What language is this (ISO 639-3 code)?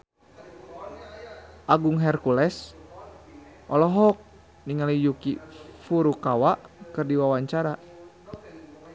sun